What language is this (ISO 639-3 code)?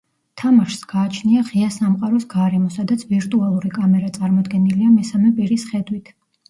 kat